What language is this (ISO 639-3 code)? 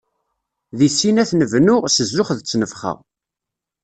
kab